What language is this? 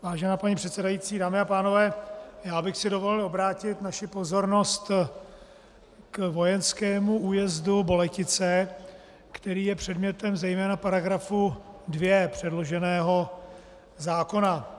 Czech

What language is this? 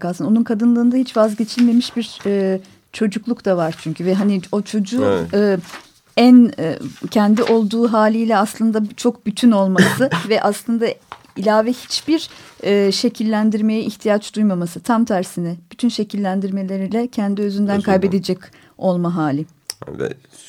Turkish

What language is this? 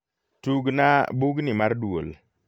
Luo (Kenya and Tanzania)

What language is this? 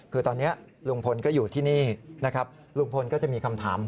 Thai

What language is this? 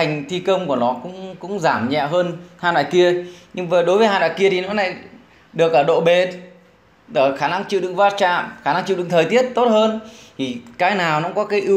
Vietnamese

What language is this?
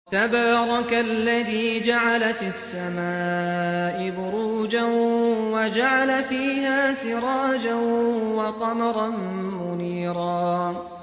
Arabic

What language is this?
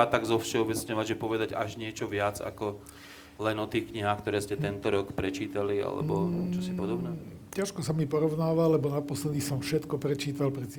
Slovak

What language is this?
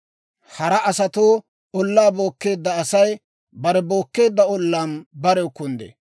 Dawro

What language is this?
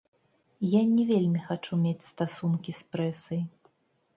Belarusian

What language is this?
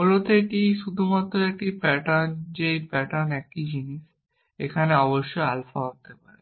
Bangla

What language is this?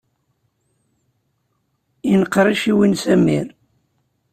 Kabyle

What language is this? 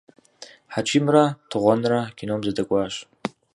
Kabardian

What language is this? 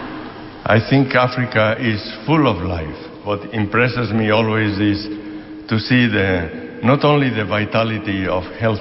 Slovak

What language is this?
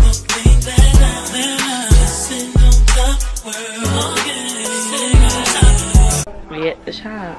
English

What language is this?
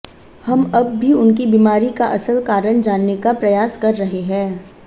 Hindi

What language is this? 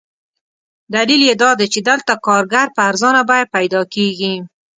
Pashto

